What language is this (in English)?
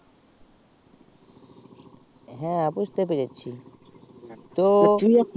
Bangla